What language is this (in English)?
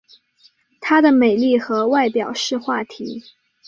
Chinese